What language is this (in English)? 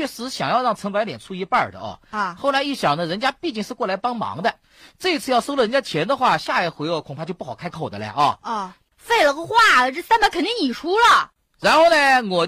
Chinese